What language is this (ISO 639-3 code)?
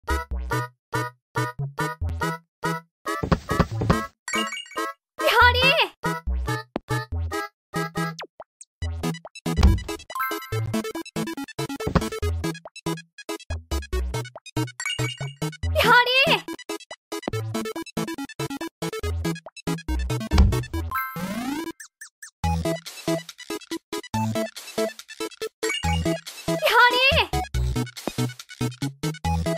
jpn